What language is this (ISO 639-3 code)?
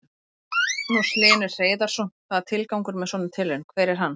isl